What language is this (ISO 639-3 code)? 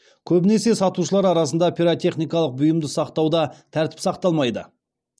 kaz